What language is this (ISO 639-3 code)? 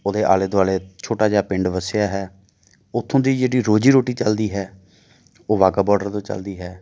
pan